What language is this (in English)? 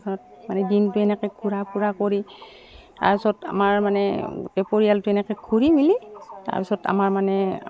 Assamese